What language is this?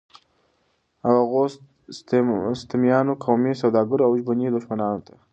Pashto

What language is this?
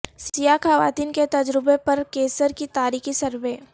Urdu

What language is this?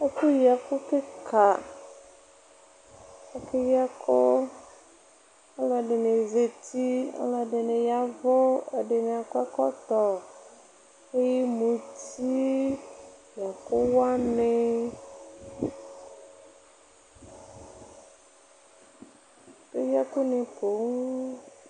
Ikposo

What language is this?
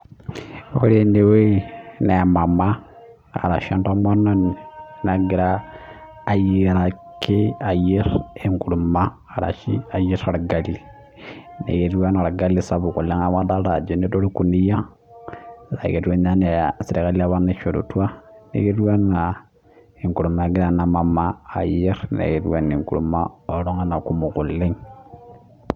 Masai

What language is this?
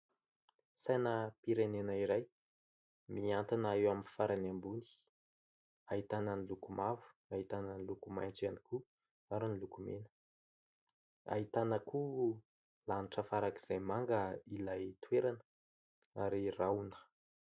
Malagasy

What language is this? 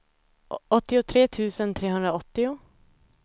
Swedish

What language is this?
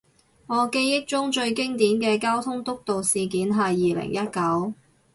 Cantonese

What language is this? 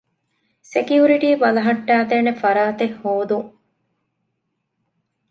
Divehi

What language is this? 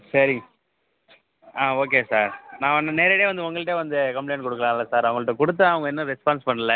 Tamil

